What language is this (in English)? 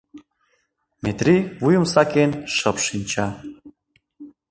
Mari